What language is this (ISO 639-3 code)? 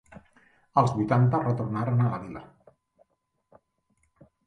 cat